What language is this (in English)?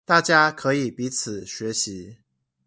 Chinese